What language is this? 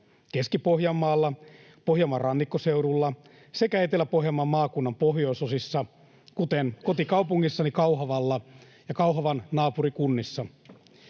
Finnish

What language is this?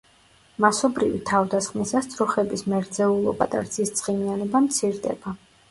Georgian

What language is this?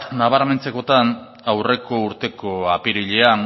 Basque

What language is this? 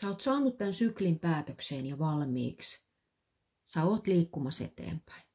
Finnish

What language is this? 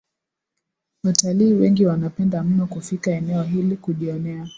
Swahili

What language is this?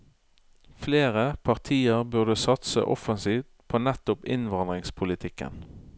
Norwegian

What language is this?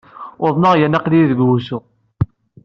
Kabyle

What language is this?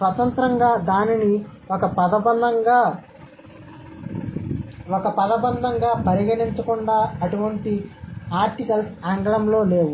Telugu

